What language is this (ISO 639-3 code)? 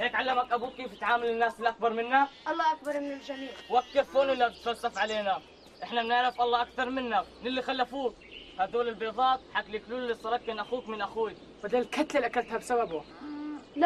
ara